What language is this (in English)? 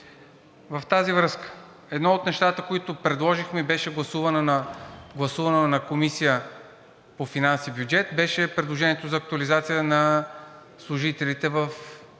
Bulgarian